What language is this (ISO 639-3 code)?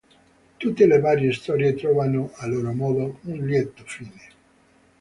ita